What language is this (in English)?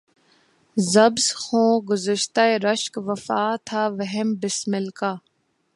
Urdu